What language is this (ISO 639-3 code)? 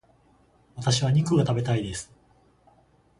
jpn